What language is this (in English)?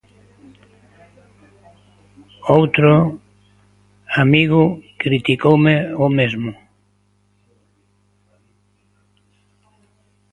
Galician